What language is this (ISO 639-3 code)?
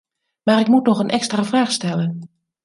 nld